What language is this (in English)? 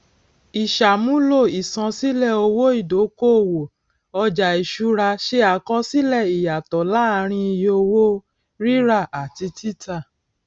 Yoruba